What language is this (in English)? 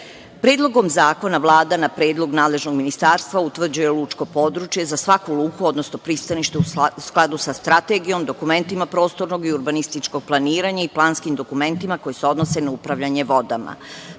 Serbian